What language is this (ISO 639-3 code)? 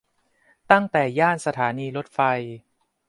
tha